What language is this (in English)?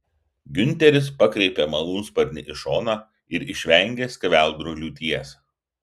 Lithuanian